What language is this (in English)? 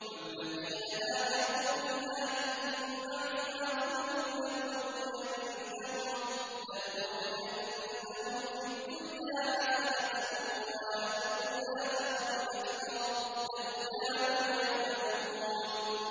Arabic